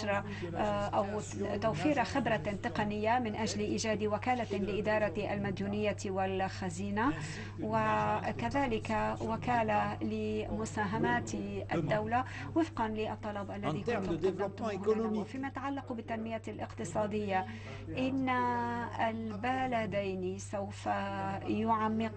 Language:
Arabic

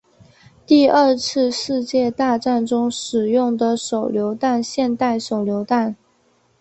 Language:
Chinese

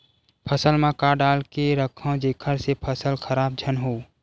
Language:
Chhattisgarhi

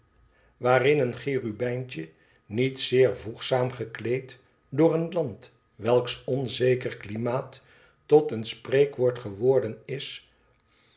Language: Dutch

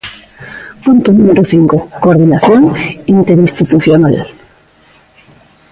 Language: Galician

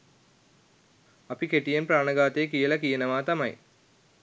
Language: Sinhala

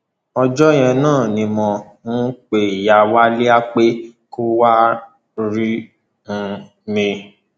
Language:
Yoruba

